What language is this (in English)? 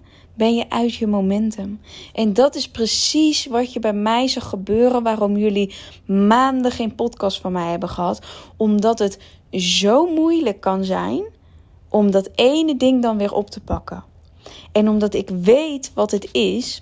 Dutch